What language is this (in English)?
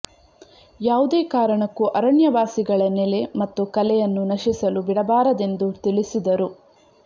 Kannada